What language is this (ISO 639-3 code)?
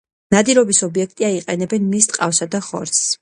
kat